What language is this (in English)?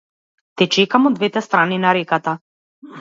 Macedonian